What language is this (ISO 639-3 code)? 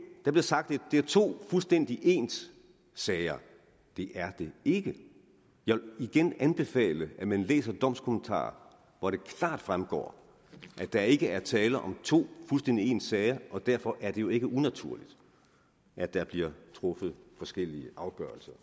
dan